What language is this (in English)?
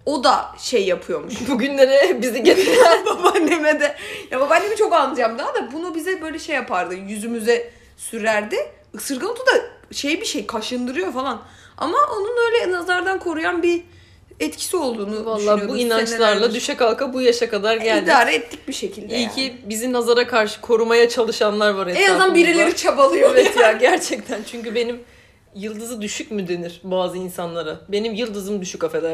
Turkish